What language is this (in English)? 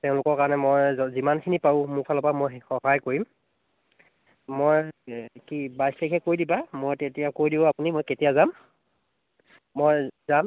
Assamese